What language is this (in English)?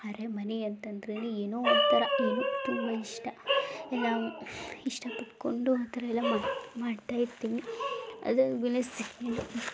Kannada